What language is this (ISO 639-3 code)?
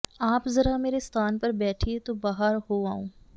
pan